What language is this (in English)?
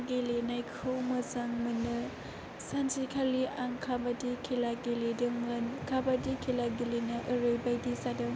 Bodo